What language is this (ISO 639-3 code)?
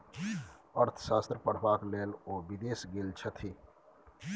mai